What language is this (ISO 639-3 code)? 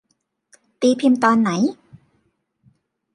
tha